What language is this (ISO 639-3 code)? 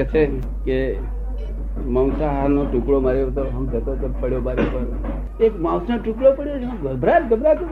guj